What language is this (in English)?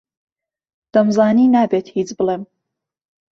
Central Kurdish